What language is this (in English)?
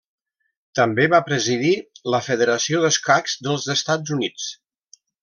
Catalan